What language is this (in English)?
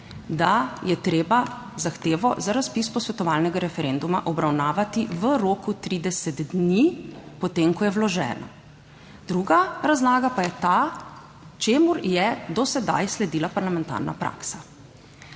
Slovenian